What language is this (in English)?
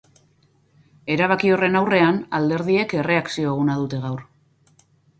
Basque